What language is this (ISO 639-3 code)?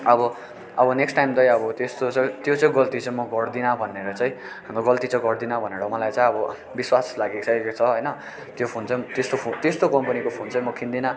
nep